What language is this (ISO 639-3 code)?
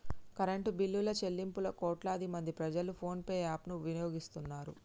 tel